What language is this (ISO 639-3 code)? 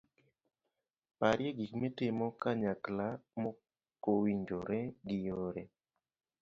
luo